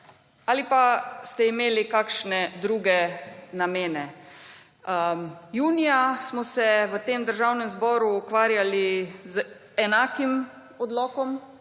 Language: Slovenian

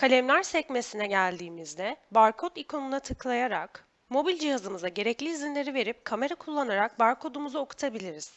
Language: Turkish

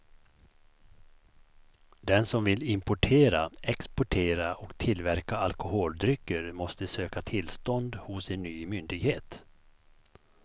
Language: Swedish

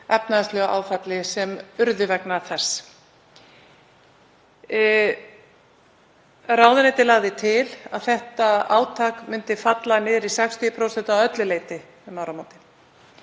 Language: Icelandic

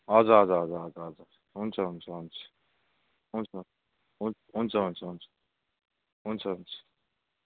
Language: Nepali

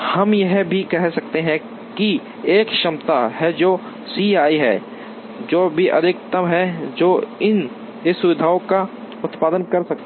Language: Hindi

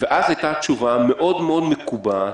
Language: Hebrew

